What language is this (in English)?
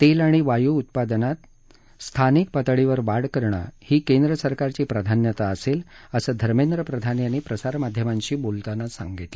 Marathi